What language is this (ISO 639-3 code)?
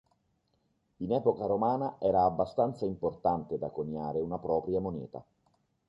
ita